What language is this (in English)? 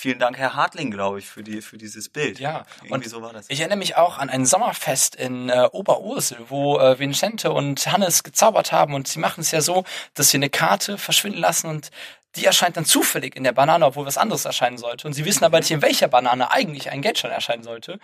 German